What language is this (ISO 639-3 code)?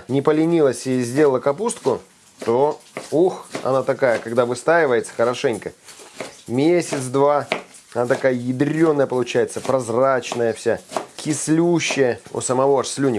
rus